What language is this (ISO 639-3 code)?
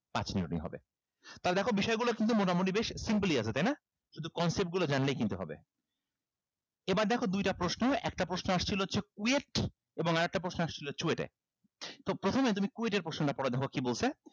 ben